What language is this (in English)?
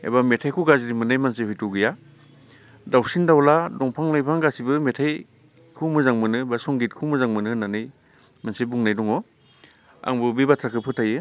Bodo